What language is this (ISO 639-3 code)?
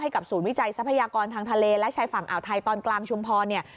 tha